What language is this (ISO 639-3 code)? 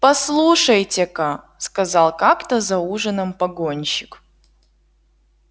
rus